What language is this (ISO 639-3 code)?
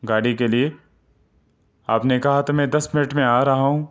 urd